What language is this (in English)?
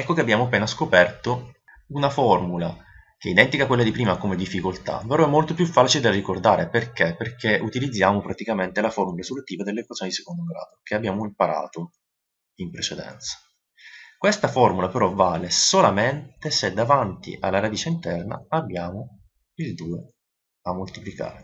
Italian